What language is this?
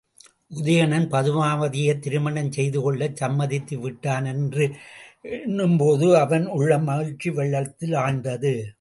Tamil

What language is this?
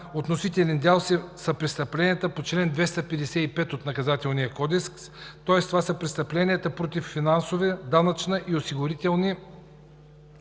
Bulgarian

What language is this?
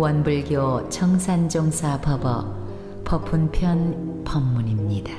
Korean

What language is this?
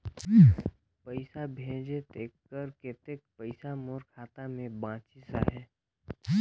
Chhattisgarhi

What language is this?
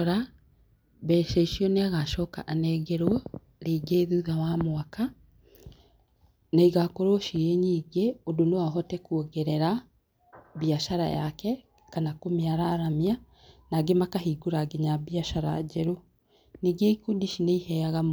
Kikuyu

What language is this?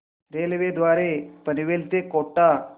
Marathi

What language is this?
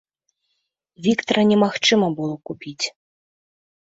Belarusian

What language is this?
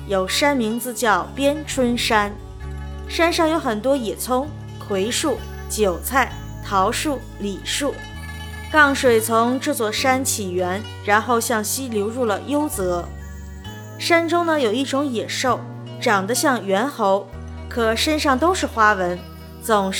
Chinese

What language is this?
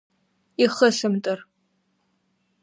Abkhazian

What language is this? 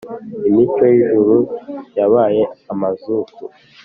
Kinyarwanda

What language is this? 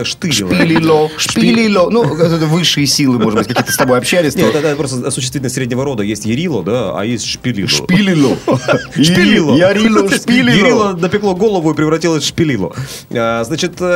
Russian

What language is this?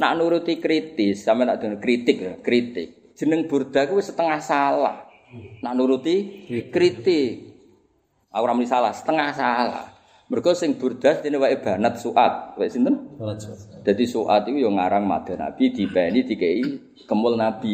Indonesian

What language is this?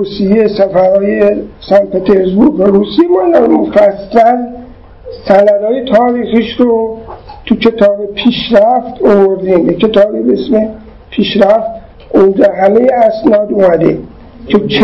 Persian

